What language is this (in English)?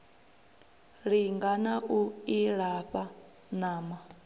Venda